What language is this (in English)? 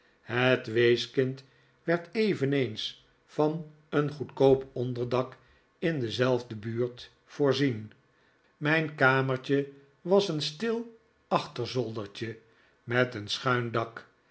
Dutch